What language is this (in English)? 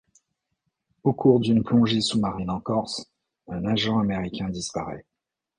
French